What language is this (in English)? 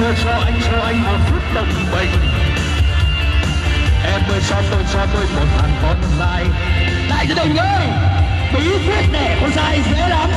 Thai